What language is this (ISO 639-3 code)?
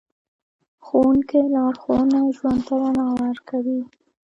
pus